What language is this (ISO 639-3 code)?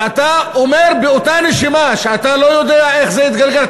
heb